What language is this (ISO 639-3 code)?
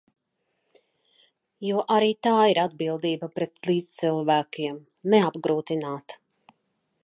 lav